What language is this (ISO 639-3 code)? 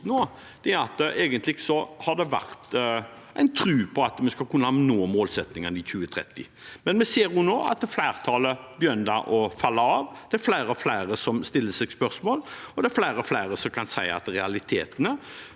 nor